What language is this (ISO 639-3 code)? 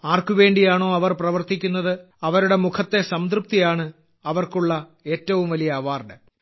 mal